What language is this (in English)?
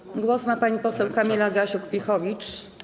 Polish